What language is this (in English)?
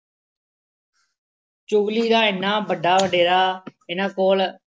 Punjabi